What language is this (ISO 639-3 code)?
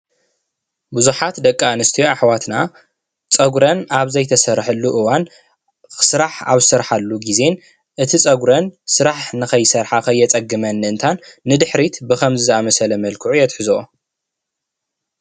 tir